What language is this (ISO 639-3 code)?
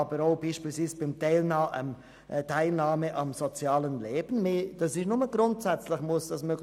gsw